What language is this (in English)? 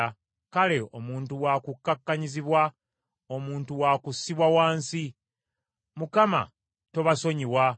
Ganda